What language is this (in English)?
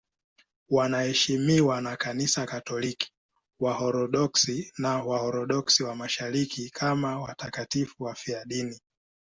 Swahili